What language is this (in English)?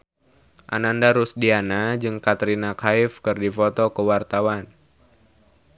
Sundanese